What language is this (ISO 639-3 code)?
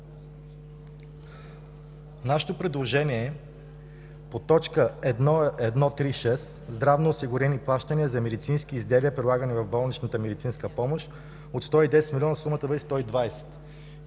bul